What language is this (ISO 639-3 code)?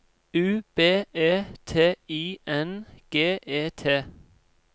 nor